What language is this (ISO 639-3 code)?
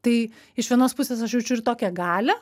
lit